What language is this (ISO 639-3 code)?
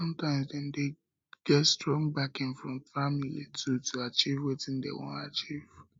pcm